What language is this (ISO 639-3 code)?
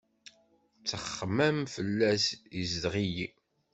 kab